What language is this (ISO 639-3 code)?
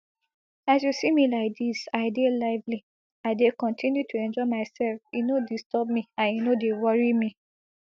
pcm